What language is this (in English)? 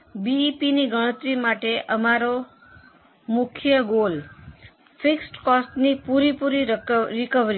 Gujarati